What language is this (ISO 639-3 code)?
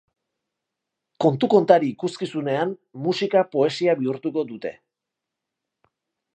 eus